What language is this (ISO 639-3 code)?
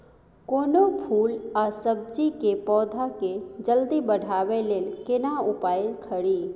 mai